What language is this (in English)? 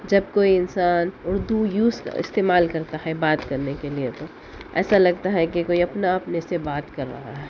Urdu